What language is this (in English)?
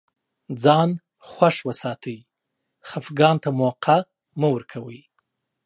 Pashto